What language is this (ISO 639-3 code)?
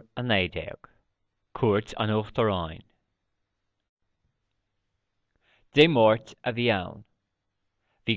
gle